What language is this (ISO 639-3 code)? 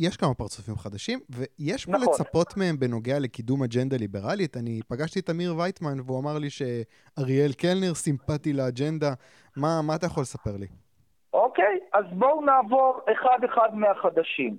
heb